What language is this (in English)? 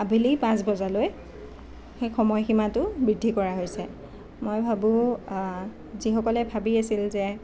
Assamese